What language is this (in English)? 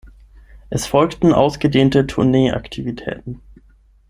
German